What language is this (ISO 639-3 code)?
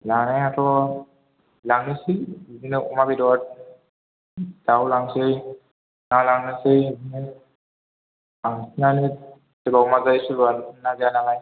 brx